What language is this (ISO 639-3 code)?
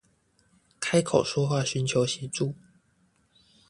zho